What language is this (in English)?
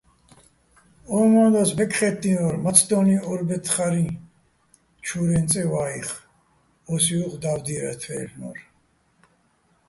Bats